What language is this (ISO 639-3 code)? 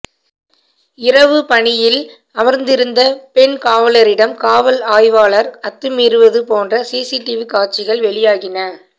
tam